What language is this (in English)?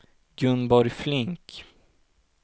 Swedish